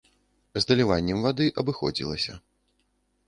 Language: Belarusian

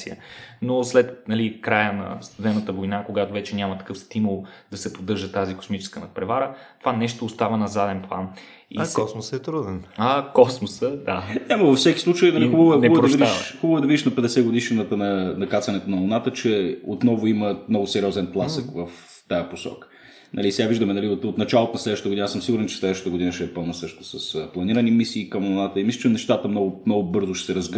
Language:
Bulgarian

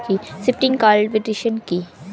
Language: Bangla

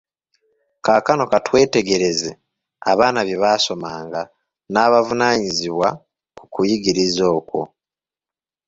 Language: Ganda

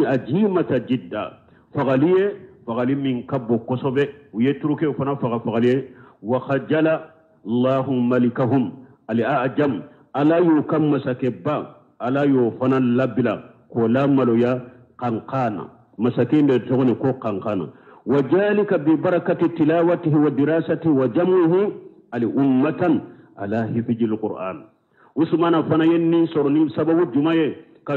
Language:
Arabic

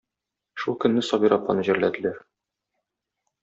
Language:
Tatar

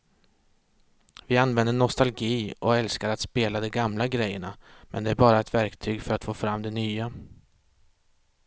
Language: Swedish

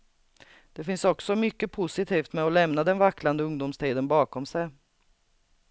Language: Swedish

